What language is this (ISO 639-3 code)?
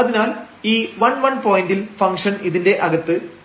mal